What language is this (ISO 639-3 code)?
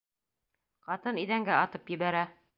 bak